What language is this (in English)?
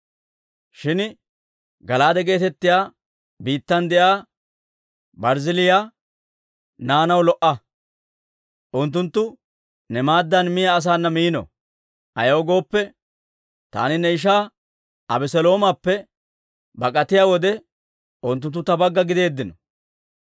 Dawro